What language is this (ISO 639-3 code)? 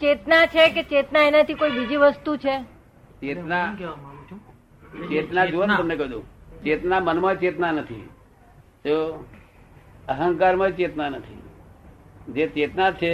guj